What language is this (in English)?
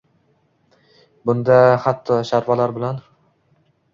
Uzbek